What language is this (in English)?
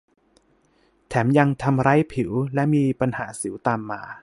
Thai